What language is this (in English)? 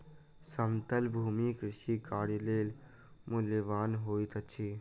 Maithili